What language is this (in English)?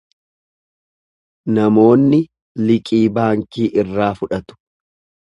Oromo